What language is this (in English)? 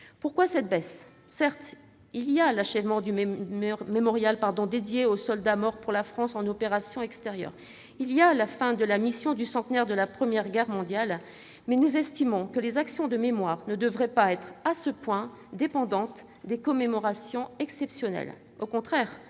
French